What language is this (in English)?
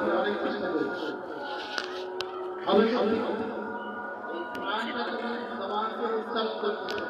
Arabic